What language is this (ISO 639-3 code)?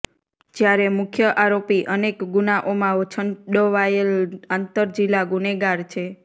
guj